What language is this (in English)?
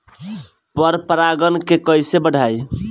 Bhojpuri